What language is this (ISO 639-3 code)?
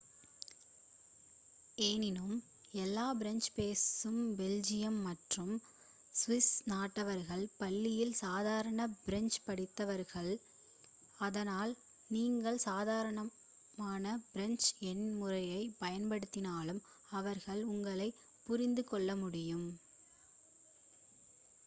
tam